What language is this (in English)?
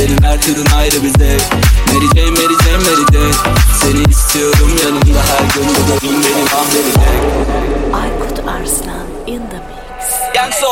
Turkish